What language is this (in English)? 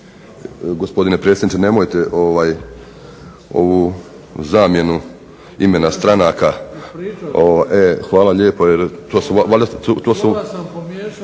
Croatian